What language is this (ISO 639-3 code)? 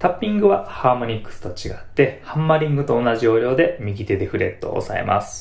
jpn